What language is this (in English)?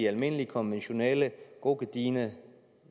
Danish